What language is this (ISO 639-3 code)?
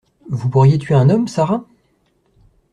fra